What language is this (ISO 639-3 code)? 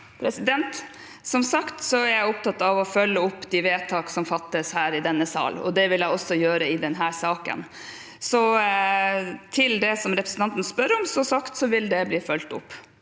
nor